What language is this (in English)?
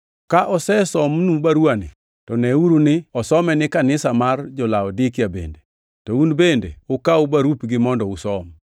Luo (Kenya and Tanzania)